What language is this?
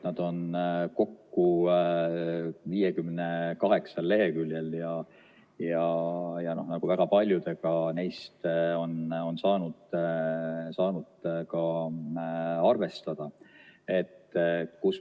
Estonian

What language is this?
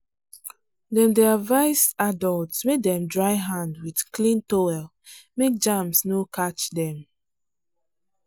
Nigerian Pidgin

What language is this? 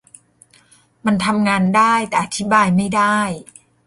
Thai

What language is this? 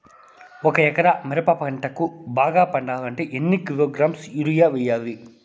Telugu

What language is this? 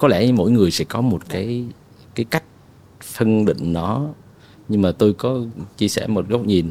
Vietnamese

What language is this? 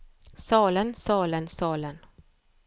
Norwegian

